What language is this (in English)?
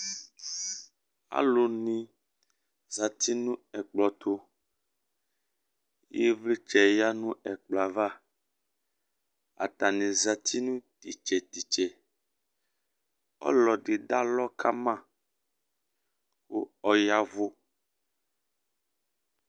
Ikposo